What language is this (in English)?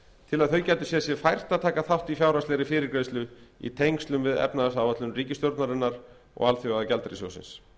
Icelandic